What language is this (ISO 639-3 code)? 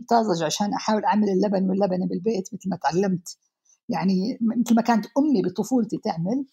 ara